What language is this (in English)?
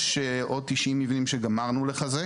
Hebrew